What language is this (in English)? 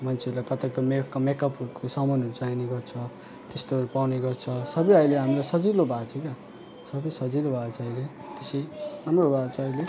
Nepali